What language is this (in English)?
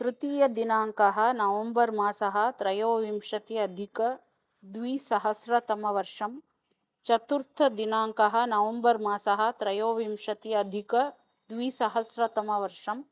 Sanskrit